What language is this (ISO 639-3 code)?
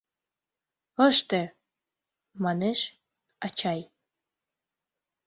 chm